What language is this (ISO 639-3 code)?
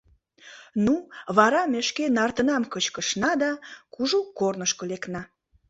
chm